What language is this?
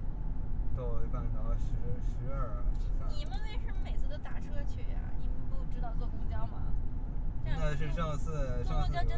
Chinese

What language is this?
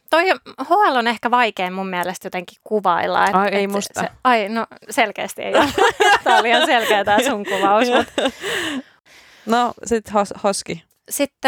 Finnish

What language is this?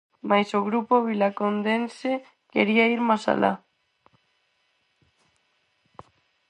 Galician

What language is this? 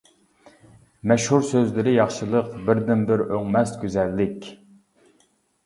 Uyghur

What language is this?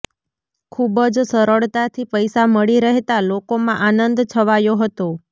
Gujarati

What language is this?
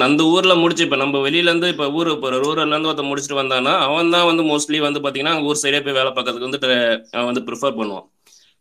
Tamil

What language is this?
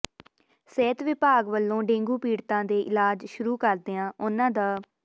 Punjabi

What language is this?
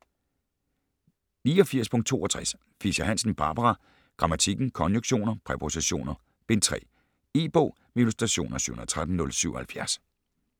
Danish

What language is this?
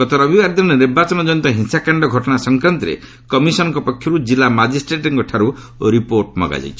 Odia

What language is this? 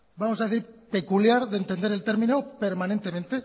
Spanish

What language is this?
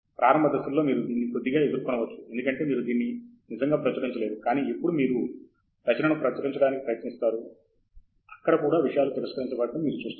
Telugu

